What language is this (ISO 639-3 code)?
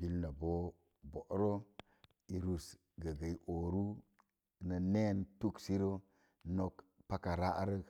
ver